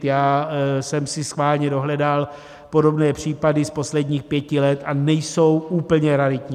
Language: Czech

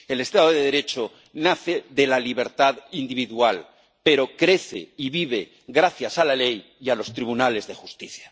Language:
Spanish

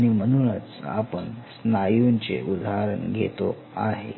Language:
Marathi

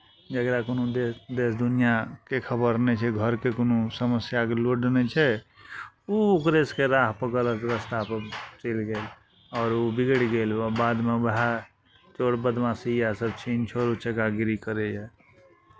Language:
Maithili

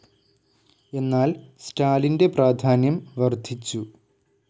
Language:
Malayalam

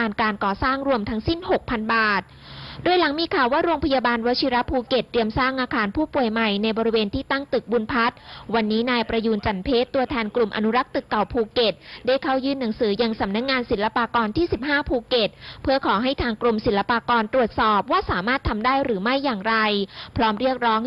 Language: Thai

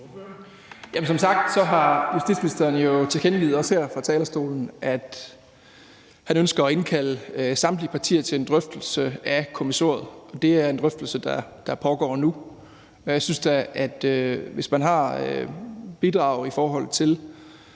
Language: Danish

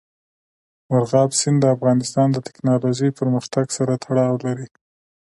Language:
Pashto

